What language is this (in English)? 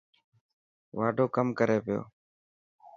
Dhatki